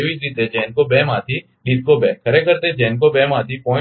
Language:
Gujarati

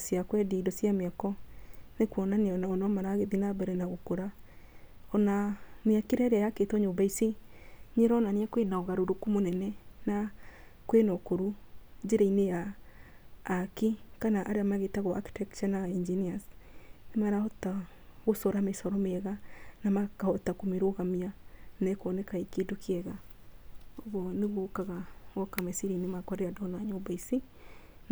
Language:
Kikuyu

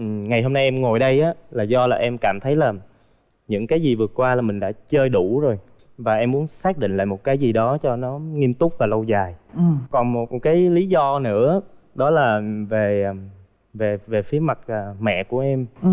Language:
Vietnamese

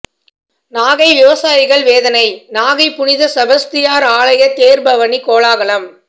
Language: Tamil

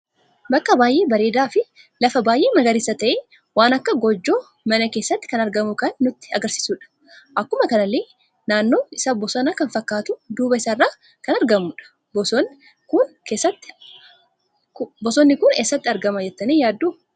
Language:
Oromo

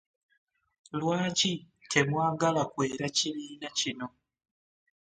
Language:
Ganda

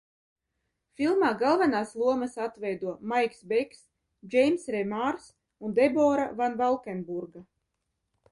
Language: Latvian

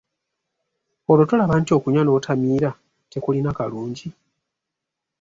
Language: Ganda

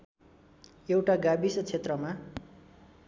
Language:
Nepali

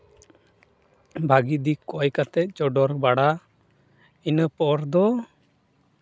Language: Santali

